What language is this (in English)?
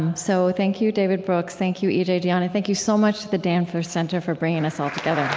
English